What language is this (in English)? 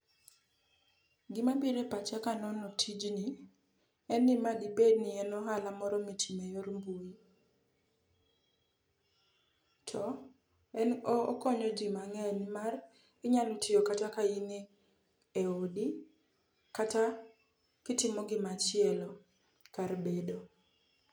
Luo (Kenya and Tanzania)